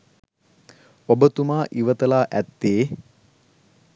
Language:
Sinhala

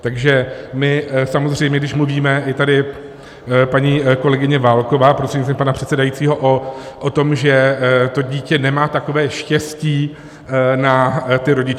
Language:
Czech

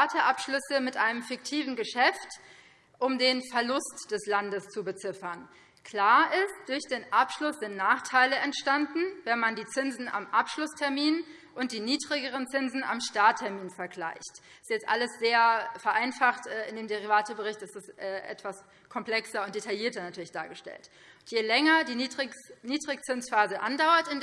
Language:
German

